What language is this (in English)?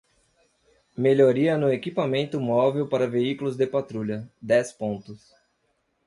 Portuguese